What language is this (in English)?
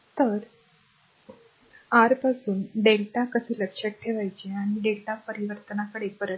Marathi